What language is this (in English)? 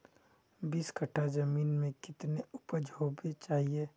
Magahi